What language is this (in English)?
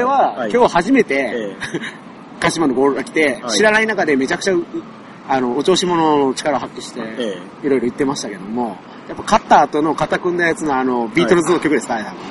Japanese